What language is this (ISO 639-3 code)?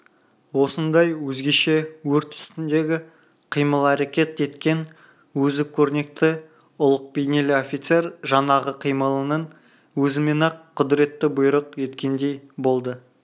kaz